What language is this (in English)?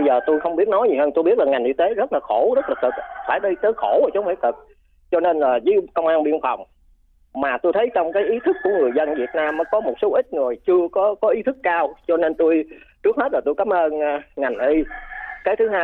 Vietnamese